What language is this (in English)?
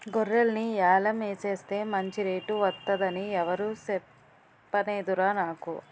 Telugu